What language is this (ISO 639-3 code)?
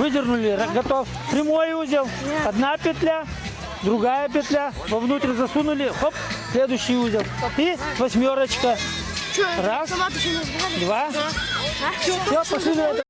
rus